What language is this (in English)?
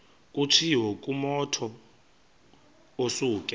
Xhosa